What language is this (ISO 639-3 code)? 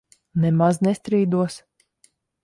lav